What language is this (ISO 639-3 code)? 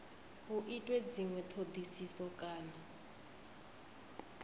ven